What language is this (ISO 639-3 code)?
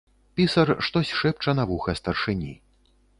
bel